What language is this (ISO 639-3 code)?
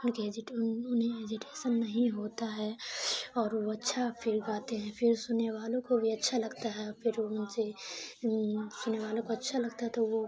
urd